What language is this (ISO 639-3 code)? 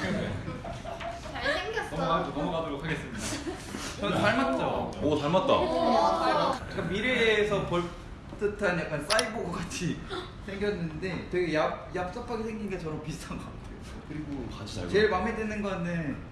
kor